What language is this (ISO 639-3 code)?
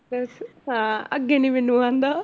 pan